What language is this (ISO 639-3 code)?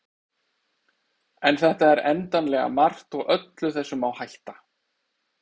isl